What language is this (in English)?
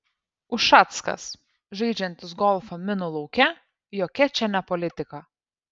Lithuanian